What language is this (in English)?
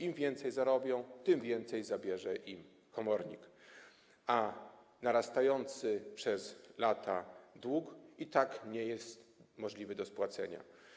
Polish